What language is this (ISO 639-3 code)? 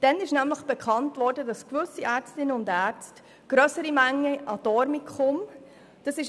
gsw